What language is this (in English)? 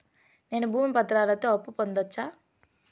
Telugu